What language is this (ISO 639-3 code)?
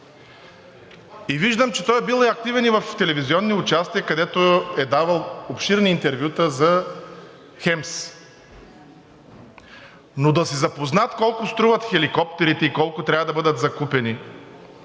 bul